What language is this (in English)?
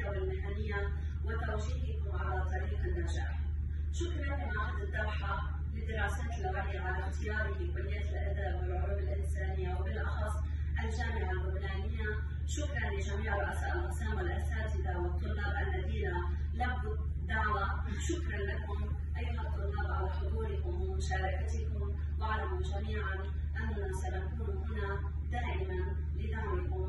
Arabic